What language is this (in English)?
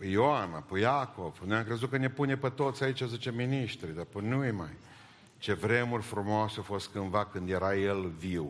Romanian